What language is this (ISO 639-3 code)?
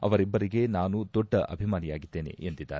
kan